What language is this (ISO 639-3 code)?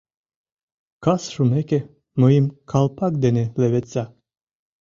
chm